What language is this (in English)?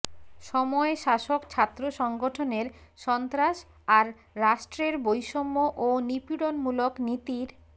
Bangla